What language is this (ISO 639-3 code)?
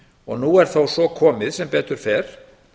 isl